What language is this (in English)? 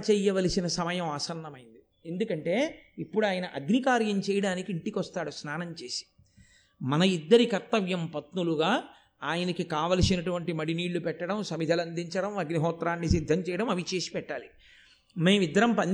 Telugu